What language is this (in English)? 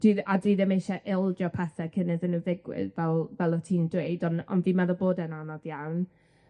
Welsh